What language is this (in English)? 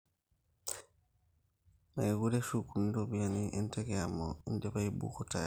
Masai